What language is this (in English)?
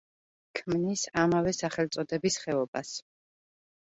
Georgian